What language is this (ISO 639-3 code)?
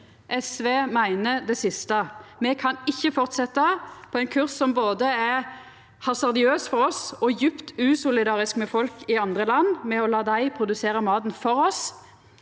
nor